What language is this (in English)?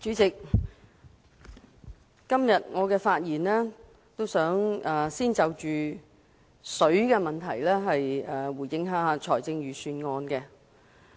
Cantonese